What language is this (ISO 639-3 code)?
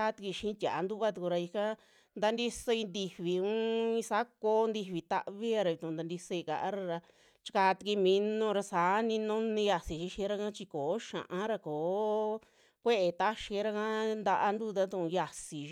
jmx